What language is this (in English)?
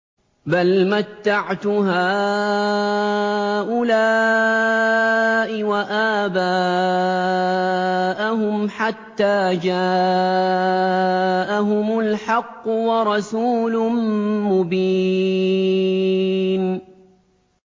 Arabic